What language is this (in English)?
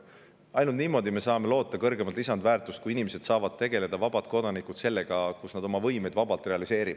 Estonian